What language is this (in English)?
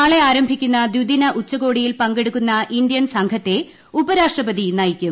Malayalam